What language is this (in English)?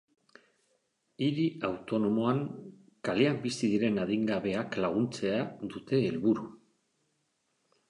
Basque